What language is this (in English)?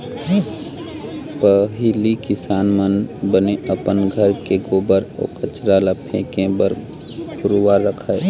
Chhattisgarhi